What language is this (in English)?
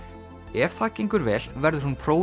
Icelandic